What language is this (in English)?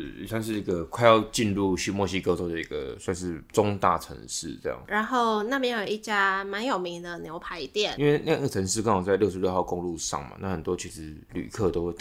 Chinese